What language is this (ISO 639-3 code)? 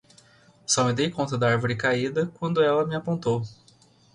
por